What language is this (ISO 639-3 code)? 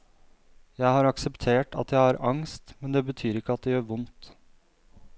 nor